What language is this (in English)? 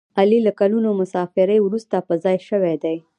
Pashto